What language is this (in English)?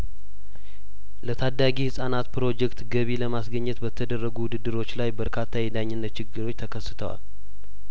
Amharic